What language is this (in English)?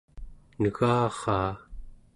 Central Yupik